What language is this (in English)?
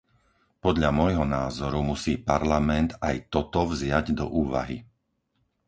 Slovak